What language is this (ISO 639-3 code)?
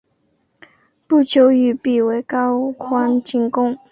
zho